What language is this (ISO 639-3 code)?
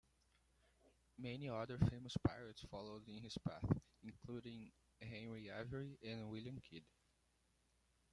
eng